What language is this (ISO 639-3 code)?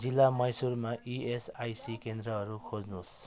nep